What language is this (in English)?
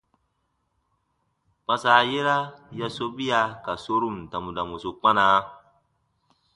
Baatonum